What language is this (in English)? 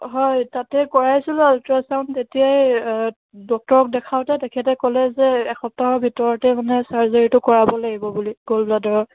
Assamese